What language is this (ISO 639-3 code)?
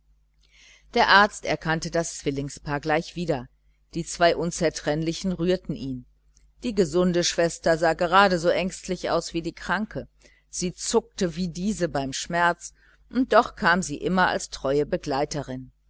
deu